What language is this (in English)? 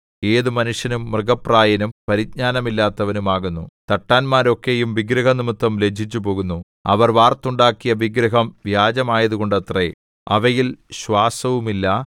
Malayalam